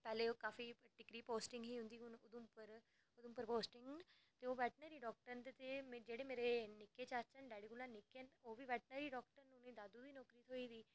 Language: Dogri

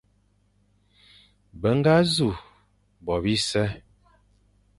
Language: Fang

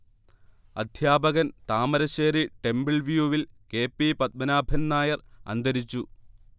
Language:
Malayalam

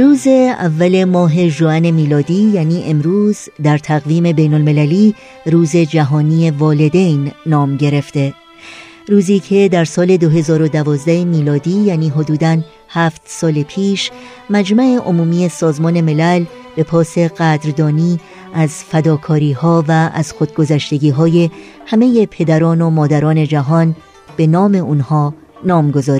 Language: Persian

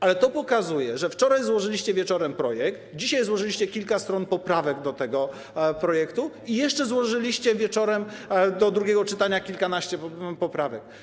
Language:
Polish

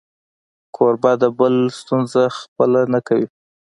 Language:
Pashto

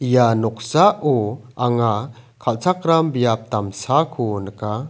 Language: Garo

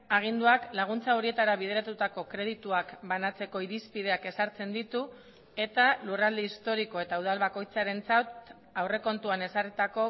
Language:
Basque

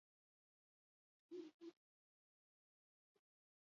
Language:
Basque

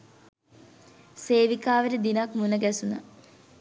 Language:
Sinhala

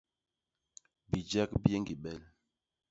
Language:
Basaa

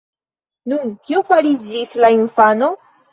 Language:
Esperanto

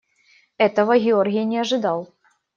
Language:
Russian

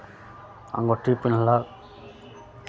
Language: Maithili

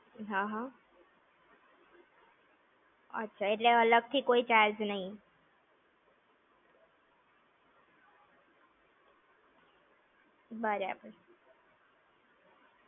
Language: Gujarati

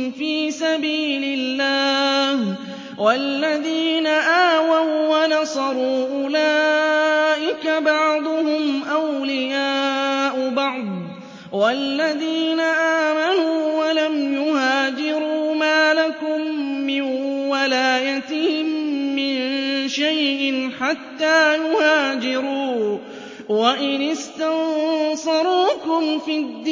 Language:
Arabic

